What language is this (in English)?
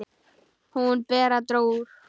Icelandic